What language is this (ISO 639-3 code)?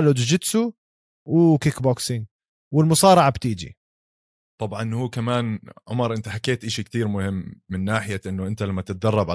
ara